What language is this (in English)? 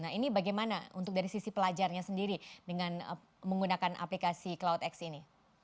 Indonesian